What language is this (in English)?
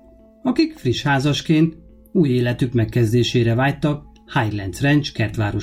Hungarian